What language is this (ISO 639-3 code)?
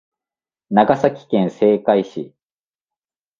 jpn